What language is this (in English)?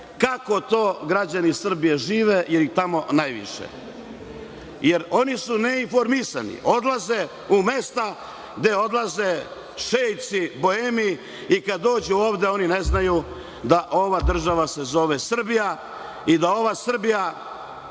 Serbian